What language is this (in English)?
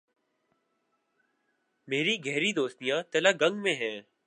Urdu